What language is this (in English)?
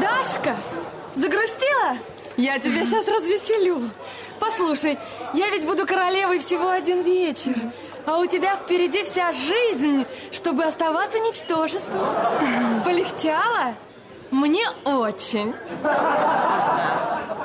Russian